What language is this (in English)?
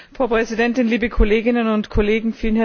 German